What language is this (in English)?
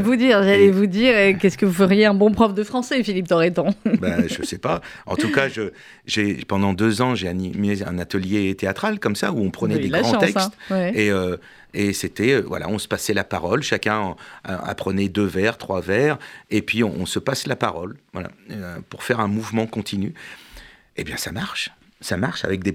French